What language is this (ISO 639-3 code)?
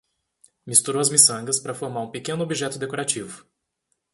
por